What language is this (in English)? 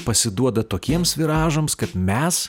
Lithuanian